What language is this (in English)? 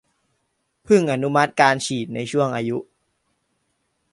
Thai